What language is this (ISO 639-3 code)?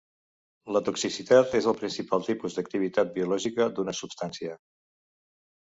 cat